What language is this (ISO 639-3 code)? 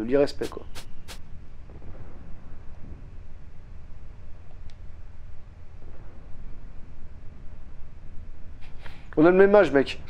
fra